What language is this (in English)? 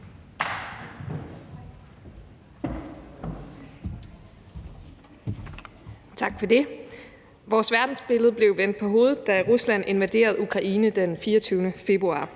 Danish